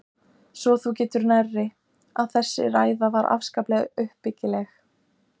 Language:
Icelandic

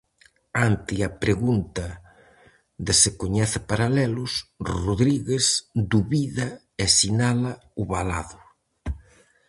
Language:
Galician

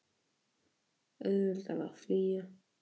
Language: Icelandic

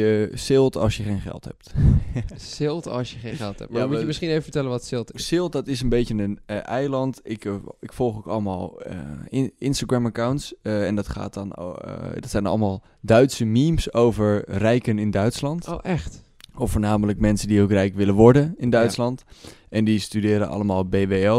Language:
Dutch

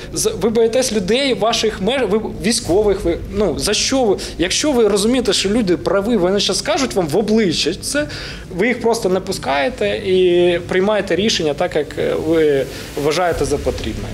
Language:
Ukrainian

